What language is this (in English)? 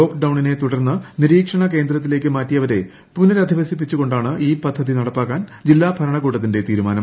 Malayalam